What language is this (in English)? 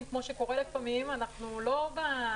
Hebrew